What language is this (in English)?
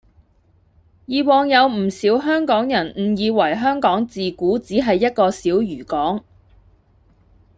Cantonese